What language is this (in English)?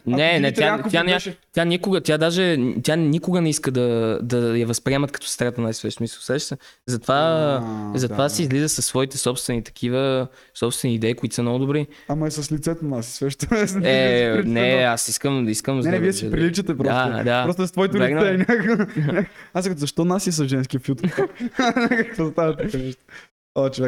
Bulgarian